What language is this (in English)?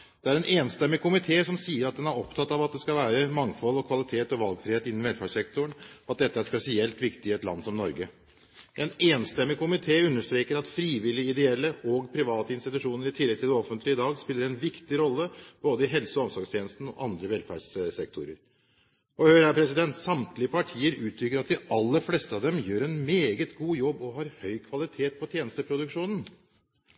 Norwegian Bokmål